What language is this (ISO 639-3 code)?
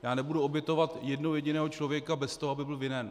ces